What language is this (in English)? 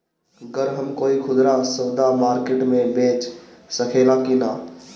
Bhojpuri